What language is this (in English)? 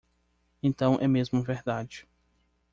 Portuguese